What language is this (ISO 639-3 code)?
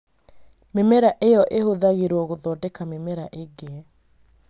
kik